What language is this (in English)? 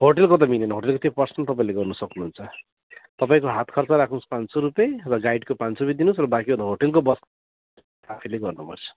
Nepali